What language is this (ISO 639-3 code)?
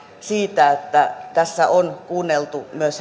fin